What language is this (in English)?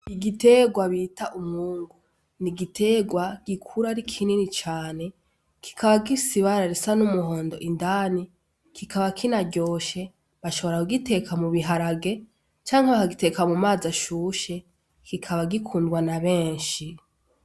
Rundi